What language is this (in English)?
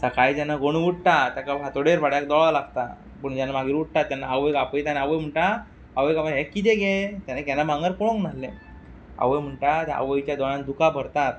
Konkani